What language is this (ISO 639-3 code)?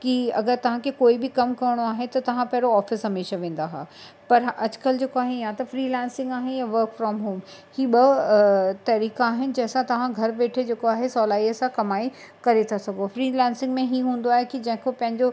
snd